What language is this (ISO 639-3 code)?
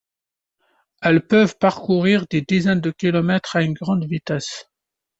fra